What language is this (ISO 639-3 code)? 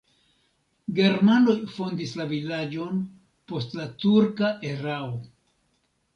epo